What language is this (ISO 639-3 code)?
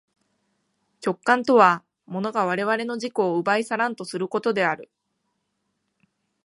jpn